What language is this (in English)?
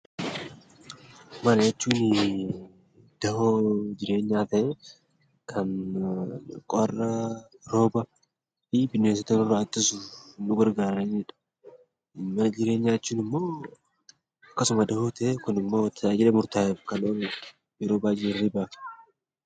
Oromo